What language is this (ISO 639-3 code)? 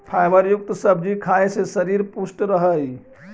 mag